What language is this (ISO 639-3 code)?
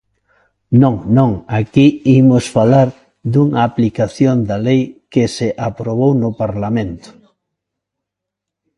glg